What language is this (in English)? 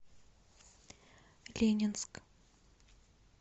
Russian